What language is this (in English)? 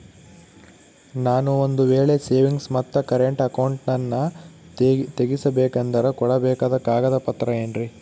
Kannada